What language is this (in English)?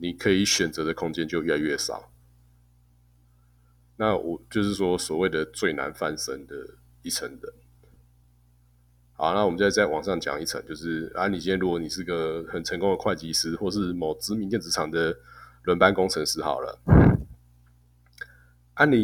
Chinese